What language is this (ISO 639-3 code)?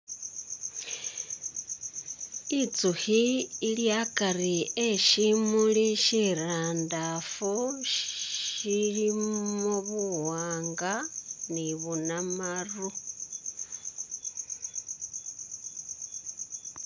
myx